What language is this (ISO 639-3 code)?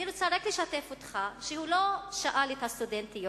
heb